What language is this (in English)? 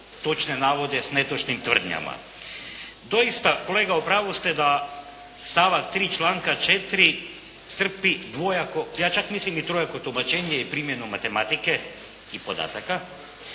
Croatian